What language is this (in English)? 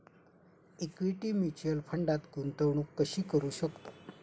Marathi